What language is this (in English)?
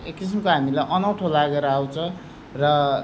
Nepali